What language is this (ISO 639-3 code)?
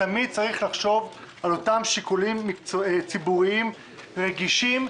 heb